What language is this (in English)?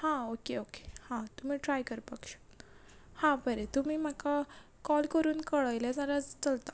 Konkani